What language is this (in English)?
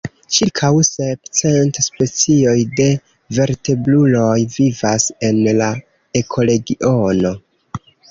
Esperanto